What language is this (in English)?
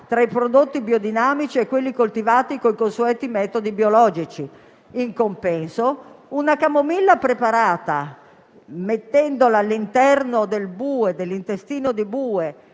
Italian